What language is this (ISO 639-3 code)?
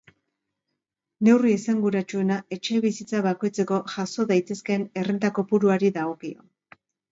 eus